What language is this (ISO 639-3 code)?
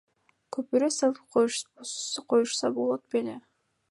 kir